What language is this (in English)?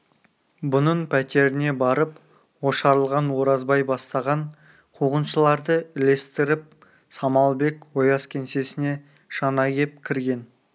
Kazakh